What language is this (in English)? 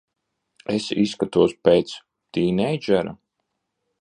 Latvian